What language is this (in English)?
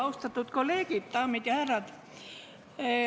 Estonian